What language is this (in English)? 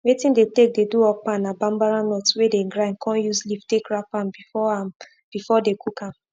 Nigerian Pidgin